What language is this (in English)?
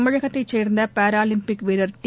Tamil